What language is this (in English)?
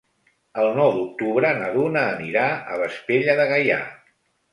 Catalan